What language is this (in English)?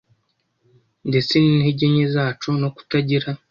Kinyarwanda